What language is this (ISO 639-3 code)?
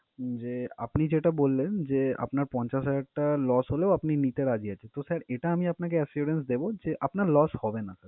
ben